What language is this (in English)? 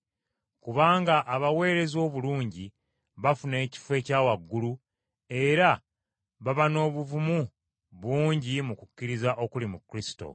Ganda